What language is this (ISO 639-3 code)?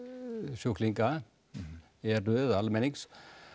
isl